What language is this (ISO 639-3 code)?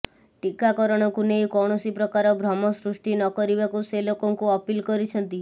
ori